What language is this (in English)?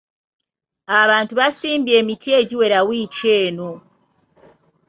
Ganda